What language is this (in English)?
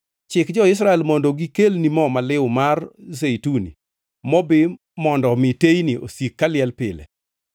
Luo (Kenya and Tanzania)